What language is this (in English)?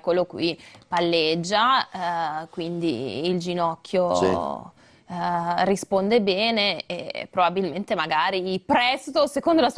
Italian